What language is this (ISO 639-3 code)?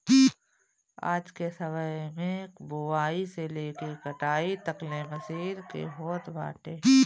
bho